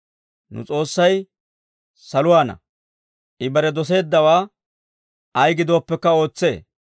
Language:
Dawro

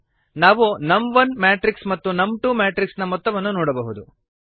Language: Kannada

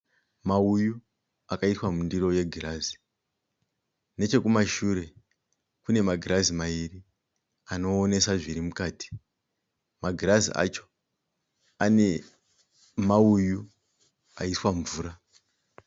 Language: Shona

